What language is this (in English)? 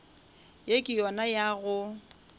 Northern Sotho